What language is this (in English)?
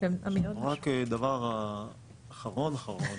Hebrew